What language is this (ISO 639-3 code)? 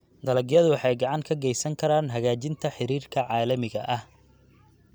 som